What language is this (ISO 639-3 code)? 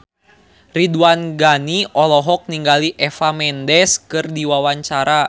sun